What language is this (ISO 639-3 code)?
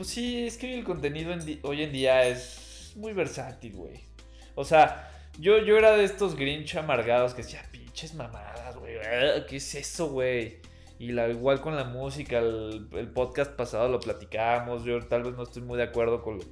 spa